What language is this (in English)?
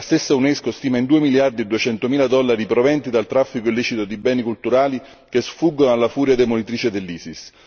Italian